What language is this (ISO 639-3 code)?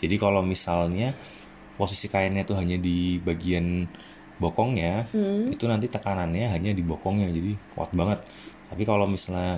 ind